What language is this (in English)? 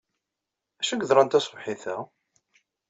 Kabyle